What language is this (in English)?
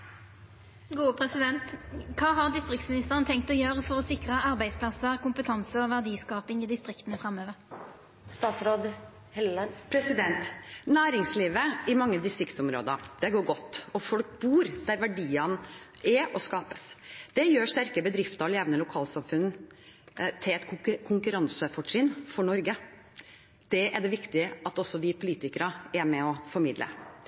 Norwegian